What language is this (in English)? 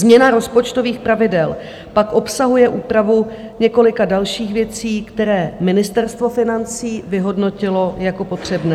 Czech